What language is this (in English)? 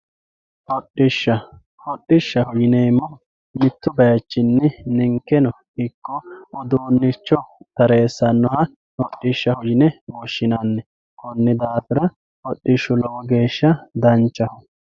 Sidamo